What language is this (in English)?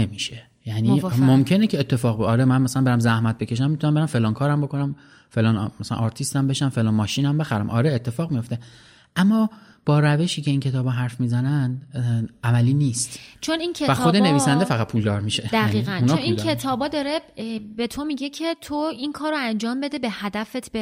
Persian